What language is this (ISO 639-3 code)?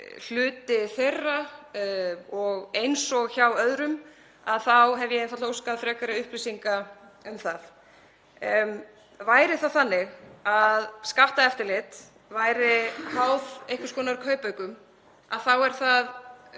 isl